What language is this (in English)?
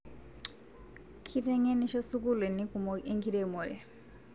Masai